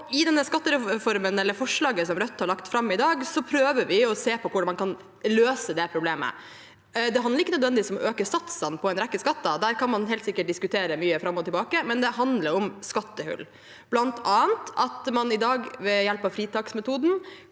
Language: Norwegian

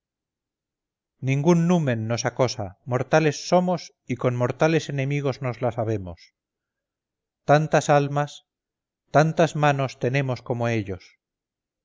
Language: Spanish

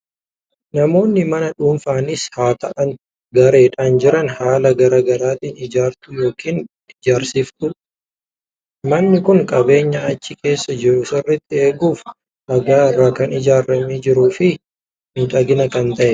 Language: Oromo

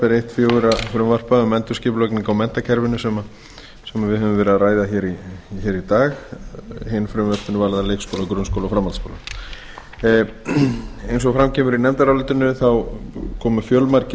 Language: Icelandic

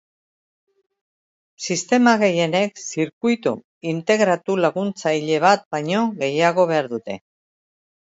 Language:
Basque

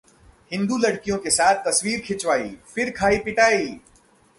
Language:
Hindi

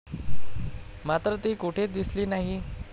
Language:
Marathi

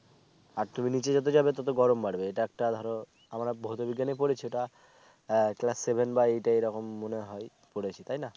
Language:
Bangla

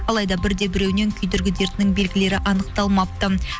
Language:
Kazakh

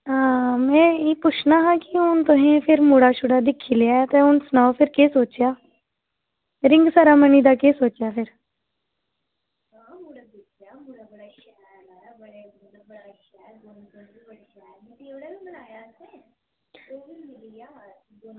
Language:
Dogri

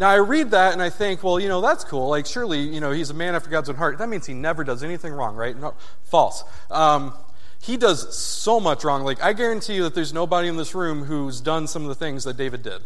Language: English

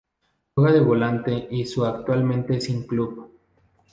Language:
Spanish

